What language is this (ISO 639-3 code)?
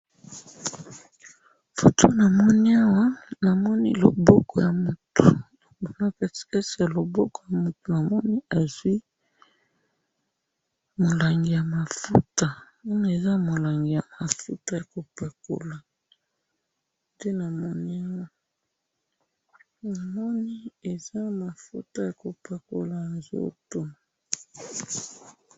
lin